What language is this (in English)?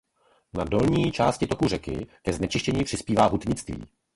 Czech